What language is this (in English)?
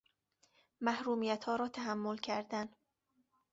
Persian